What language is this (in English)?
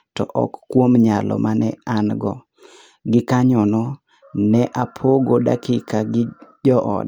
Luo (Kenya and Tanzania)